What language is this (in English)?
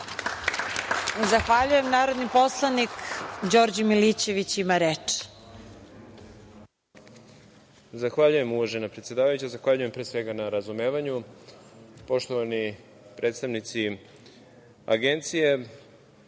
Serbian